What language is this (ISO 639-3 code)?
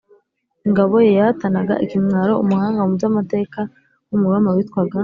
kin